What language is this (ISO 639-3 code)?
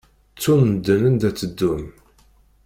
kab